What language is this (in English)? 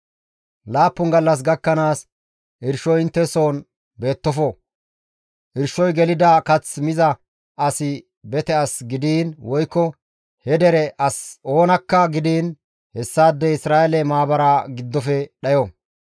Gamo